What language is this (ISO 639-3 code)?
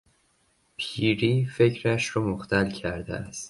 fas